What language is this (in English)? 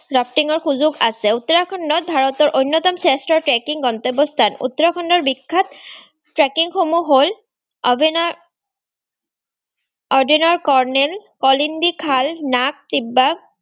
Assamese